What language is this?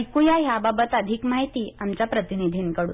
Marathi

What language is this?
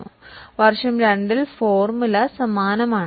Malayalam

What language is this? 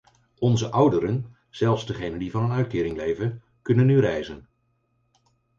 Dutch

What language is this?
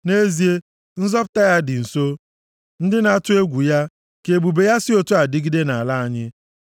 Igbo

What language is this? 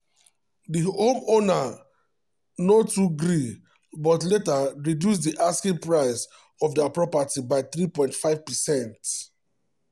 Nigerian Pidgin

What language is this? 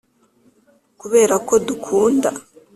Kinyarwanda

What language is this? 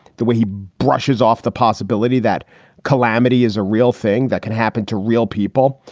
English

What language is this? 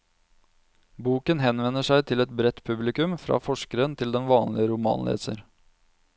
Norwegian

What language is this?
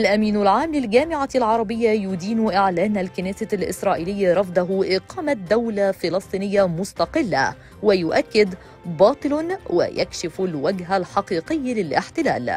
Arabic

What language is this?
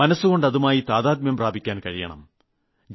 Malayalam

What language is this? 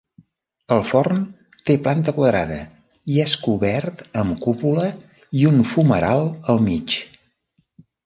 Catalan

